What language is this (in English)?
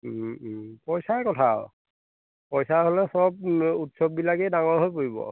Assamese